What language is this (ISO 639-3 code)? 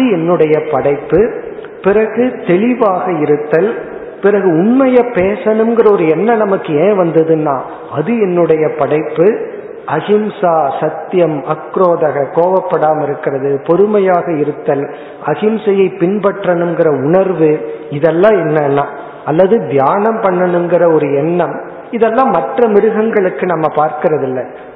tam